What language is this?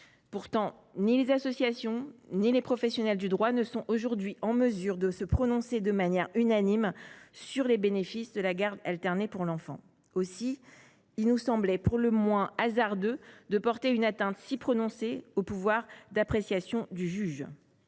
French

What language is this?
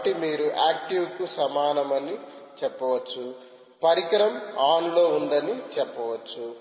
Telugu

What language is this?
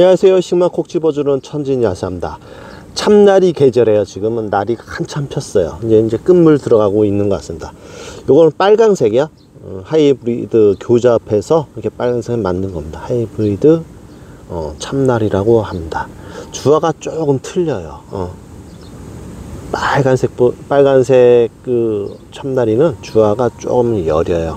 Korean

